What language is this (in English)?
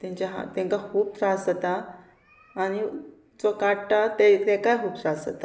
Konkani